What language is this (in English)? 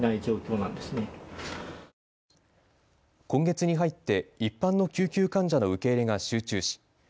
Japanese